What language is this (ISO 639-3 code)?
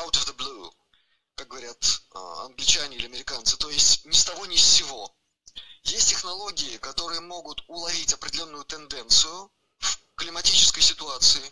rus